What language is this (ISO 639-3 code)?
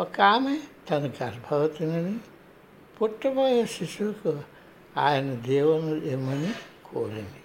tel